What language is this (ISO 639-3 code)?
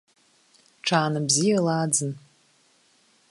abk